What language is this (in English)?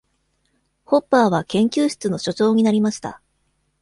Japanese